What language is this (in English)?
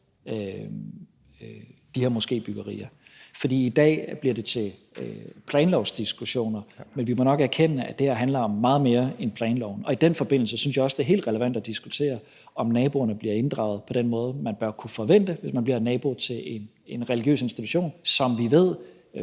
Danish